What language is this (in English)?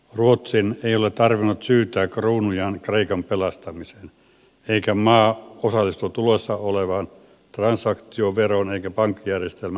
Finnish